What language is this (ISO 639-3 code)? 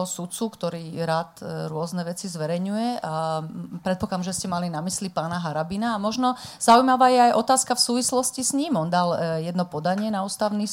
slk